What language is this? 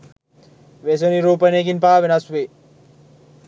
Sinhala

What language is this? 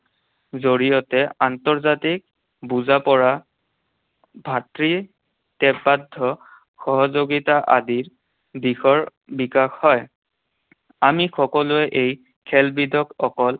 Assamese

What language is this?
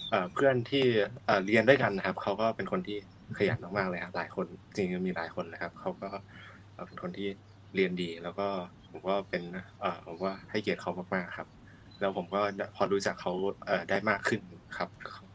Thai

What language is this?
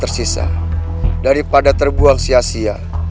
Indonesian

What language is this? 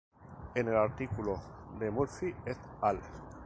Spanish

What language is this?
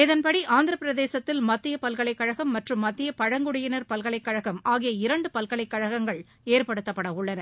Tamil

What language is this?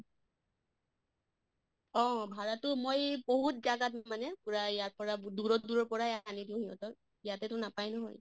Assamese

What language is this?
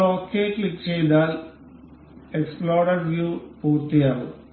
Malayalam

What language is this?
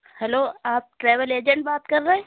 Urdu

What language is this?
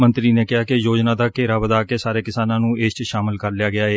Punjabi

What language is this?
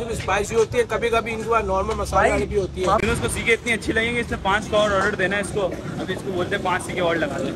Hindi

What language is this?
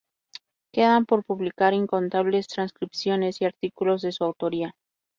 Spanish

